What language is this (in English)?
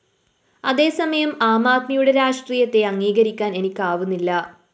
Malayalam